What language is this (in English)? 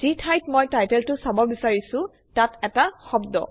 Assamese